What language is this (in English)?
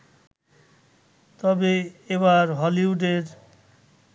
Bangla